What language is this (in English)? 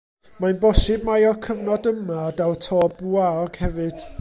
Welsh